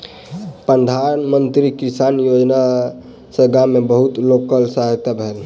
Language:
Maithili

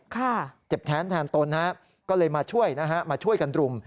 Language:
Thai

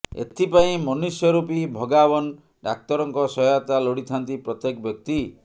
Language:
Odia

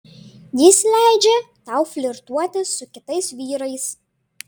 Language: Lithuanian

